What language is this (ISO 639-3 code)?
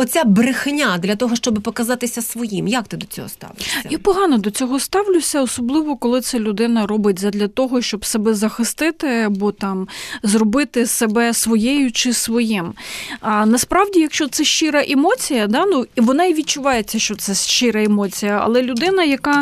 ukr